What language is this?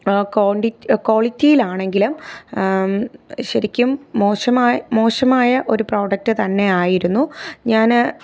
Malayalam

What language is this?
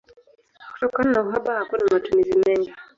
Swahili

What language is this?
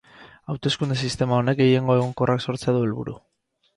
Basque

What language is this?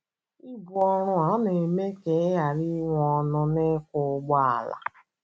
Igbo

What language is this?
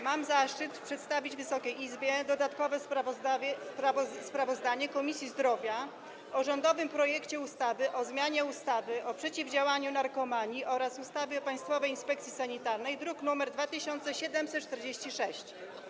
Polish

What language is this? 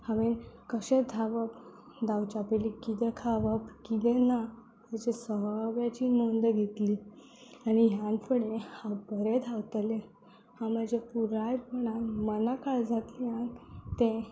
Konkani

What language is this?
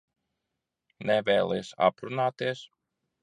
Latvian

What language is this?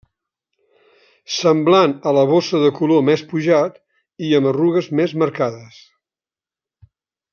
Catalan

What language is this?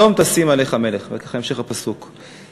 Hebrew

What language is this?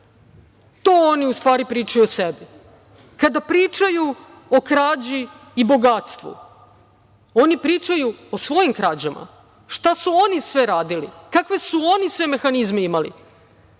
Serbian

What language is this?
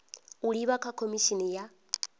Venda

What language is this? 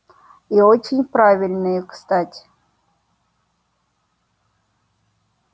Russian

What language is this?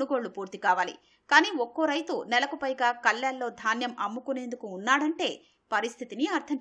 Hindi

